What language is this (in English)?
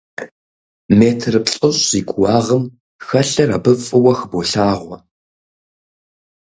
Kabardian